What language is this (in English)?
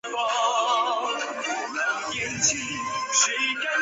Chinese